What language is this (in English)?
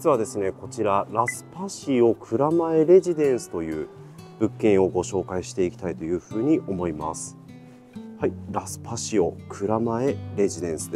Japanese